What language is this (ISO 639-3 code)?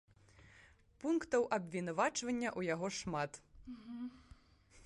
bel